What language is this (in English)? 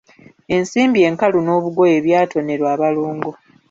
Ganda